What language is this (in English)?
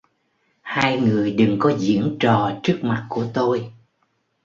Vietnamese